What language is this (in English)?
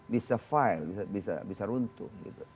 Indonesian